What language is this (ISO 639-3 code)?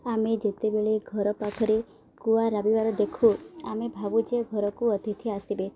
ori